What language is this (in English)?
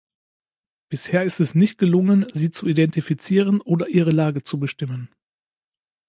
German